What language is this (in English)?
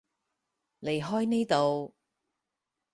Cantonese